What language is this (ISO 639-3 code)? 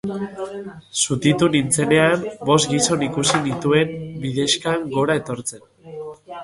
eus